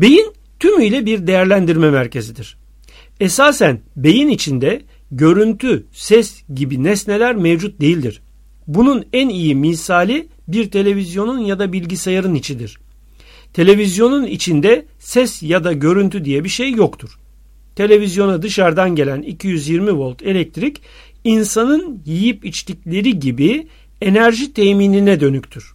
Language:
Turkish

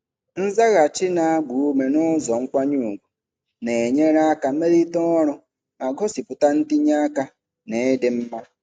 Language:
Igbo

